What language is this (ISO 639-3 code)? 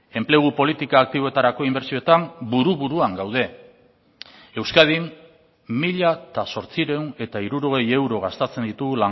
eus